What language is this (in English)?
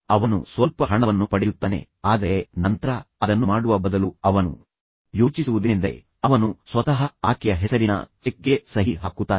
Kannada